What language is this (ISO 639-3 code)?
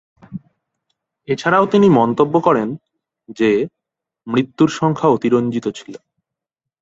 ben